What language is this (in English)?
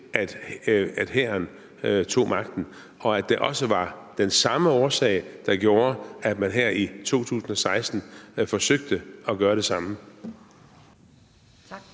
Danish